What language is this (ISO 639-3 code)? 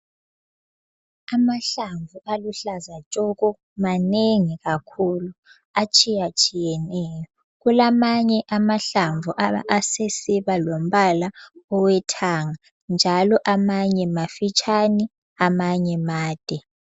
nde